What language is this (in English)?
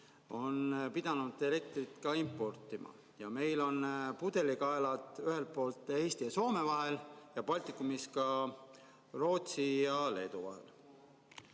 Estonian